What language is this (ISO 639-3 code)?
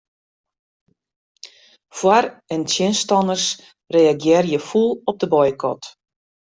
fry